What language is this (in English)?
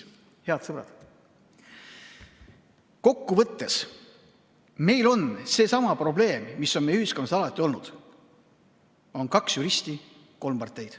Estonian